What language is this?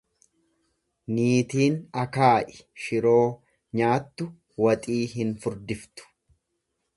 Oromo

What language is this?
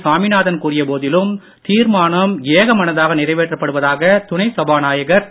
Tamil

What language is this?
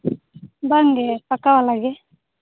Santali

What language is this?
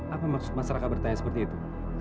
Indonesian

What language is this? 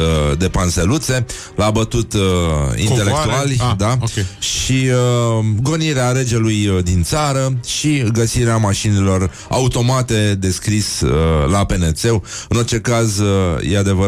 Romanian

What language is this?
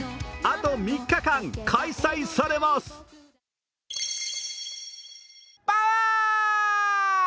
Japanese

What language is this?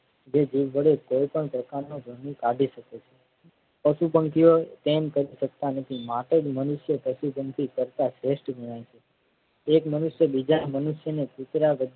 Gujarati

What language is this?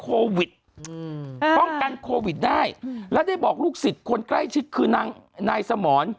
Thai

